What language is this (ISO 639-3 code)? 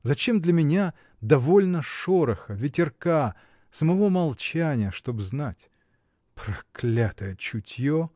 rus